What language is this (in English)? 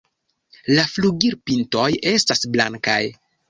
Esperanto